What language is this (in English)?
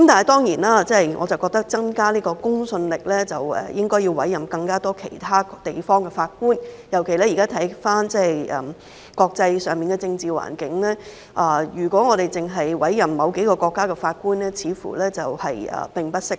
Cantonese